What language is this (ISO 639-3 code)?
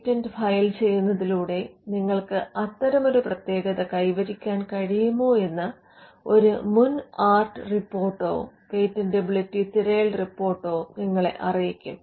mal